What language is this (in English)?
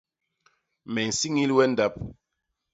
Basaa